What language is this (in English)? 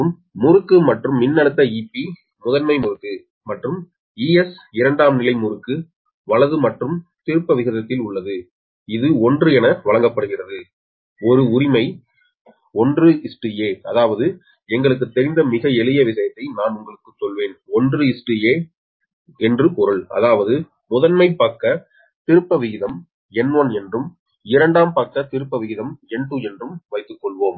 Tamil